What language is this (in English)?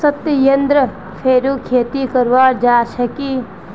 Magahi